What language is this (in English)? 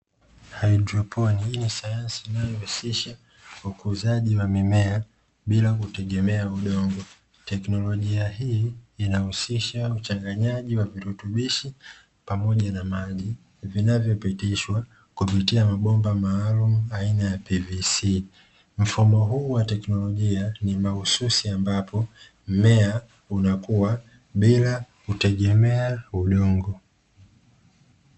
Swahili